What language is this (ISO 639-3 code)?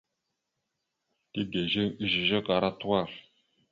mxu